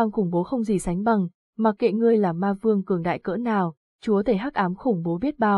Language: Vietnamese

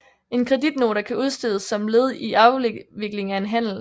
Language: Danish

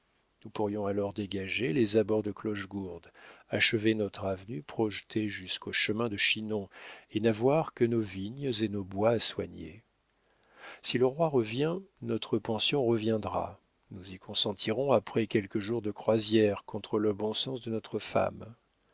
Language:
French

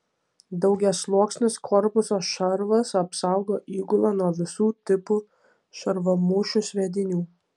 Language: Lithuanian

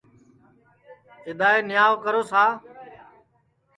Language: Sansi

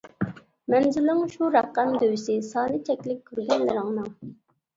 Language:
Uyghur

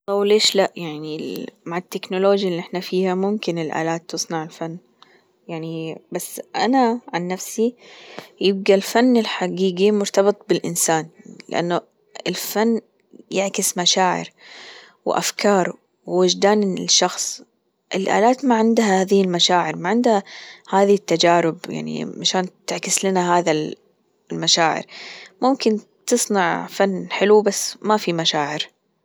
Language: Gulf Arabic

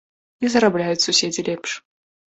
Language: Belarusian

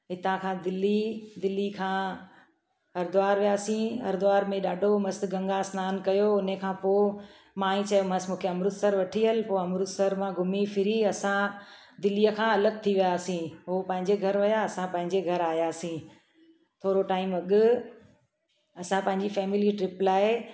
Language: Sindhi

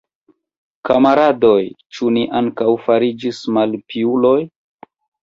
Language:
Esperanto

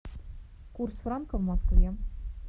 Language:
Russian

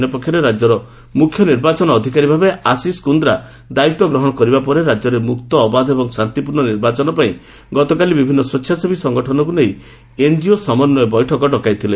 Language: Odia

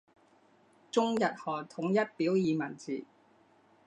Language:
Chinese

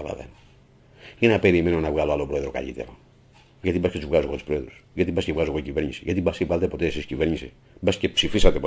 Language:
Greek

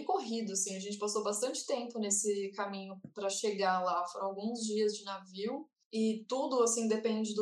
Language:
Portuguese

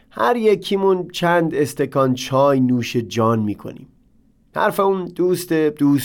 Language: Persian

